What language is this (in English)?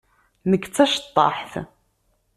Kabyle